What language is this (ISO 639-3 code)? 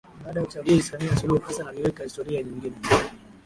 swa